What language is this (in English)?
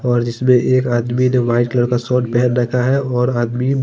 Hindi